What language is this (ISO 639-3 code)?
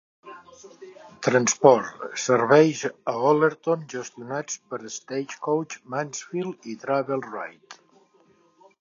cat